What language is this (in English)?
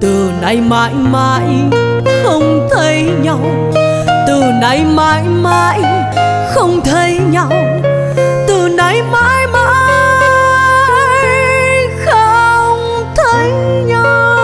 Vietnamese